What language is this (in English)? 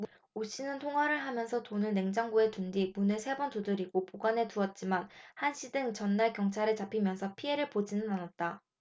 Korean